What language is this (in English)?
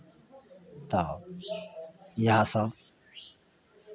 Maithili